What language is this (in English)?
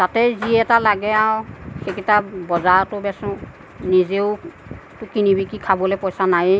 Assamese